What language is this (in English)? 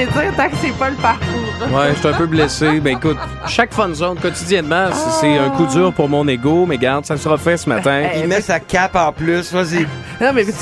French